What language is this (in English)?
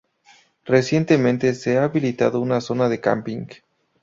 Spanish